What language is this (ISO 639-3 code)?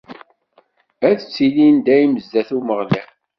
kab